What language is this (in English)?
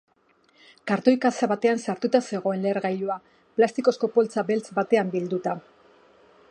Basque